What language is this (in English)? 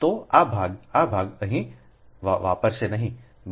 Gujarati